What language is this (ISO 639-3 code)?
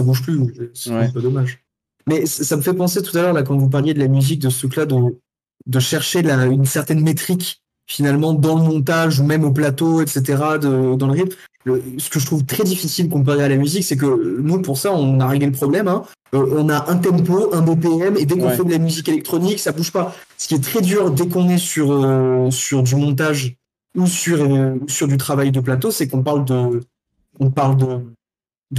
fra